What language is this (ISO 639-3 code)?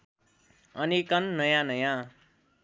nep